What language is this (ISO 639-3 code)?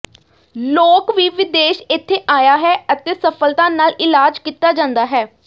pan